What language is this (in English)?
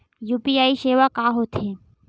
Chhattisgarhi